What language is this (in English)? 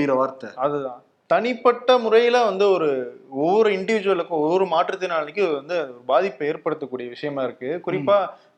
Tamil